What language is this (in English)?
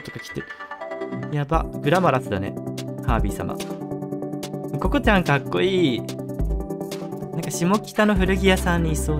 Japanese